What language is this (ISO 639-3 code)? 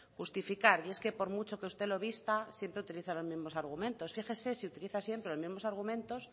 spa